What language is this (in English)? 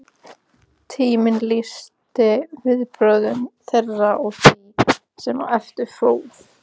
Icelandic